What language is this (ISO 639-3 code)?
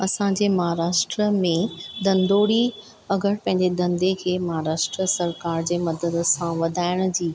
snd